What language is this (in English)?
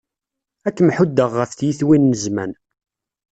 Kabyle